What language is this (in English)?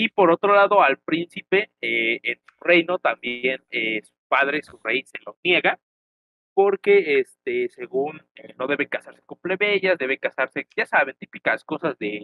Spanish